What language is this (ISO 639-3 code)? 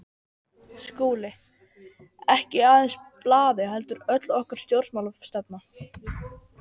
isl